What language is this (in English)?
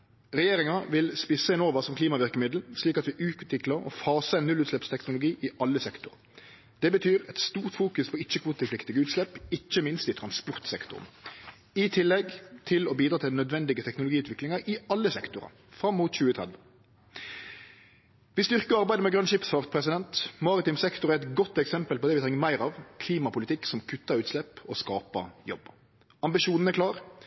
Norwegian Nynorsk